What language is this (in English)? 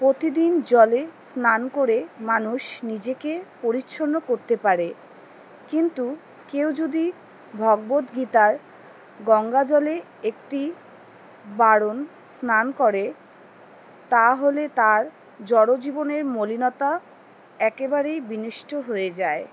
Bangla